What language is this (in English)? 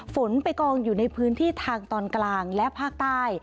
Thai